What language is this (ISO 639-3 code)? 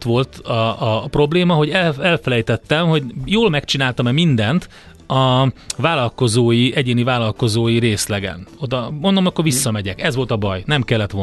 hun